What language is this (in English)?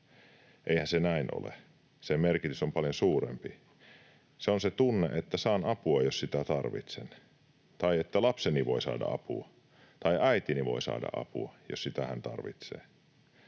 Finnish